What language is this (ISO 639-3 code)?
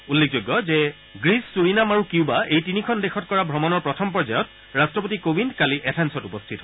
asm